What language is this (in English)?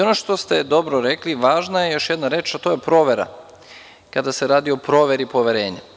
Serbian